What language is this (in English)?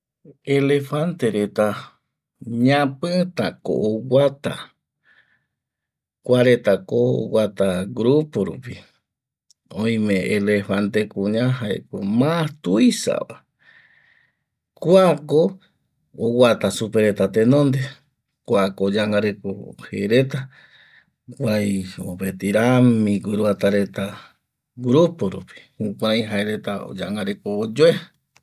Eastern Bolivian Guaraní